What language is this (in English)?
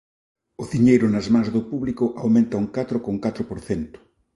Galician